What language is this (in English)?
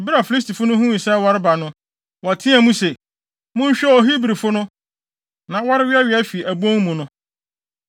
Akan